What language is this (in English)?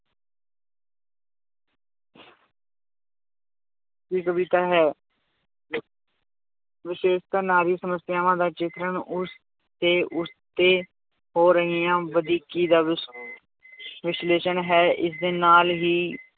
Punjabi